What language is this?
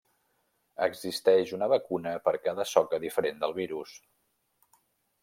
Catalan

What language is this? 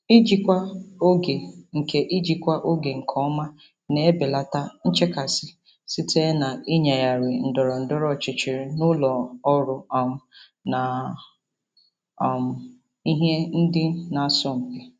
Igbo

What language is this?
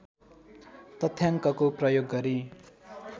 Nepali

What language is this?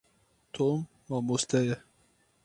Kurdish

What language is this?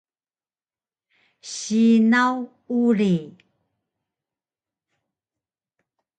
Taroko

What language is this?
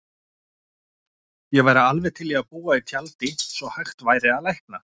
Icelandic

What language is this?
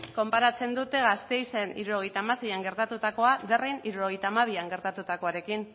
Basque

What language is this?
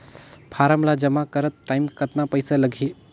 Chhattisgarhi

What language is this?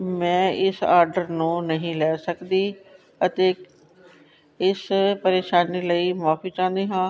Punjabi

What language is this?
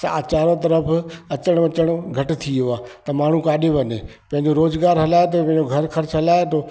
Sindhi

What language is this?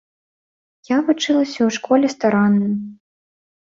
Belarusian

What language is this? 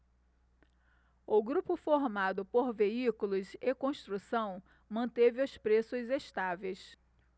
Portuguese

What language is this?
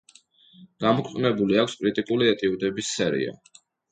Georgian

